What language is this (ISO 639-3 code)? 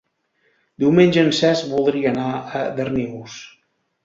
cat